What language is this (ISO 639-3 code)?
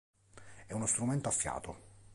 ita